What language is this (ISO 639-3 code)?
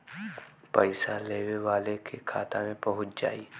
bho